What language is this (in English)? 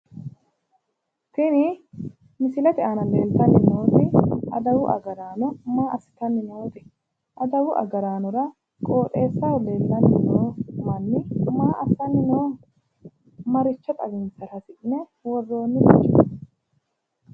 Sidamo